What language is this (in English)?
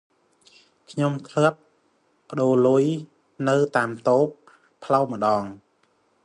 Khmer